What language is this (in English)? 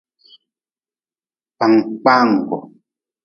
Nawdm